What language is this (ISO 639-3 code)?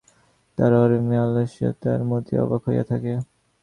ben